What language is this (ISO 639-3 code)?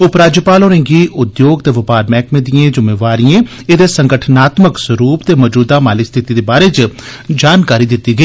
doi